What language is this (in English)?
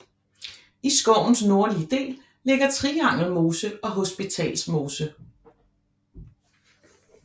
Danish